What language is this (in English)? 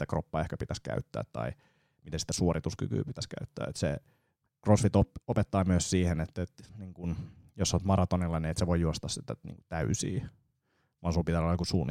Finnish